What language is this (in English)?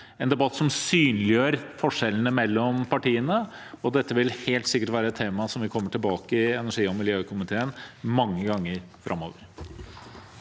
Norwegian